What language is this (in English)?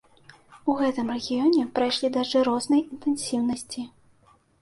Belarusian